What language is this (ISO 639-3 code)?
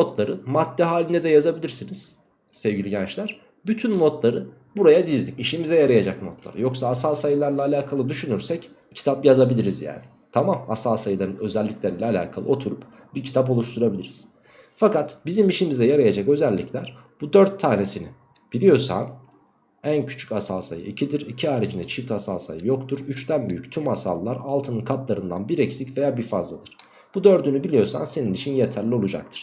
tur